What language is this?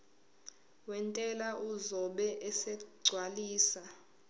Zulu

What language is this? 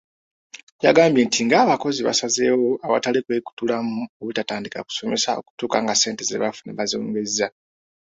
Ganda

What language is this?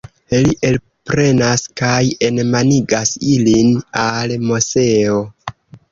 Esperanto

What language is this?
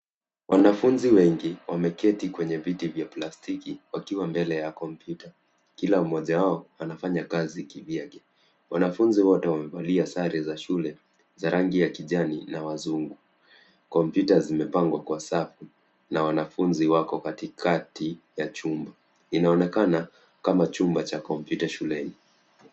Swahili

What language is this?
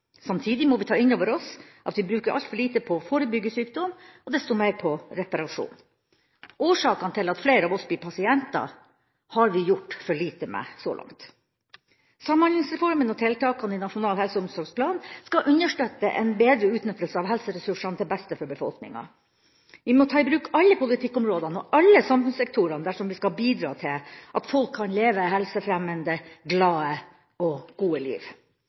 Norwegian Bokmål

